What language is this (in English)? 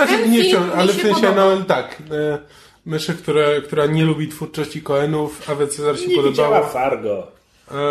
Polish